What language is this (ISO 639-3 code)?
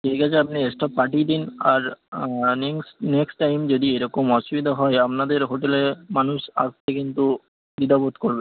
ben